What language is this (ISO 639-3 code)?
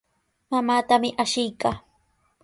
qws